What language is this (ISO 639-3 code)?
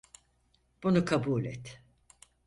tur